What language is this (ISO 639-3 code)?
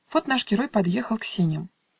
rus